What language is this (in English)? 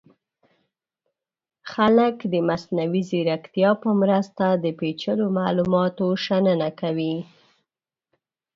Pashto